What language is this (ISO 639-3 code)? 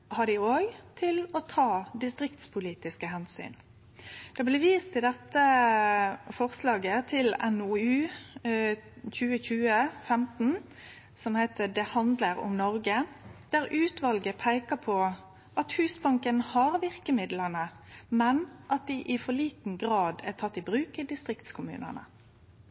nno